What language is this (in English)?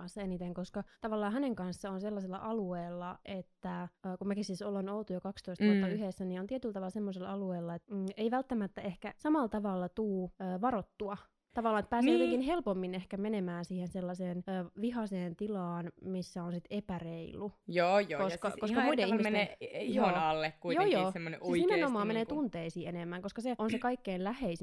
Finnish